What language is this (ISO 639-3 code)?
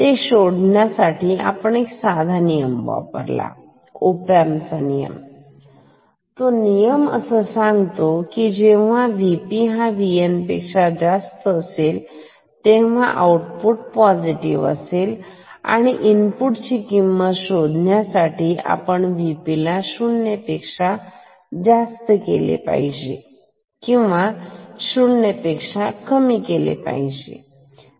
mar